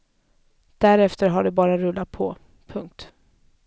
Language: Swedish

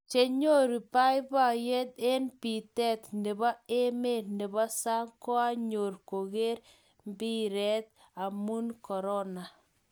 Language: Kalenjin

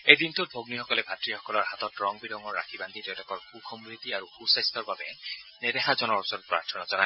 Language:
Assamese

